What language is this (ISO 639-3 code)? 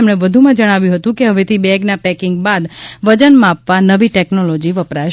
guj